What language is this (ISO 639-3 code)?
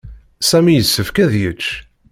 kab